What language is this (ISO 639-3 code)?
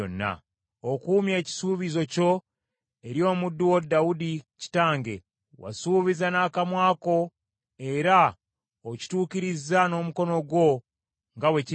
lug